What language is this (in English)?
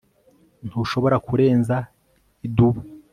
Kinyarwanda